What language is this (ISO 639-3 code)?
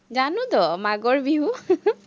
asm